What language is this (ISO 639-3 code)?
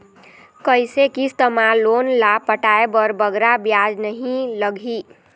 hne